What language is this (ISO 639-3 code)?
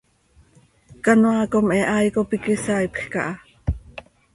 sei